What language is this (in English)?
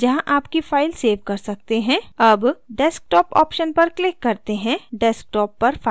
Hindi